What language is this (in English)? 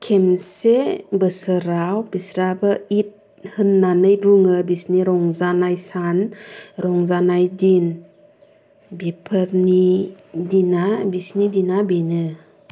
Bodo